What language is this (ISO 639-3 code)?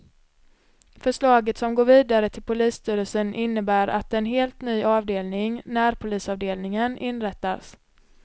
swe